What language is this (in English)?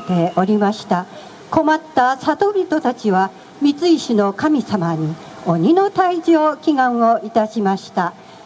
Japanese